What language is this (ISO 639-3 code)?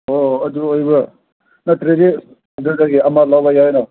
mni